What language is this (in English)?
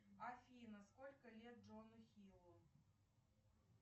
Russian